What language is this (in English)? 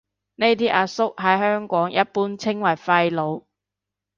Cantonese